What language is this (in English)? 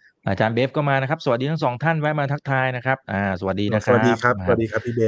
Thai